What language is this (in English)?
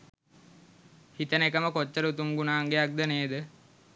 Sinhala